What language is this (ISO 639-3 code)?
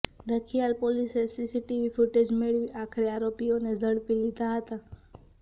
guj